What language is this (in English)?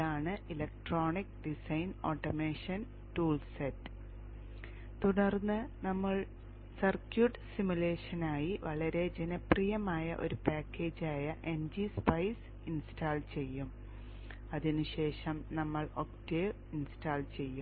Malayalam